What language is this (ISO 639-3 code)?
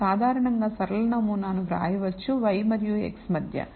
tel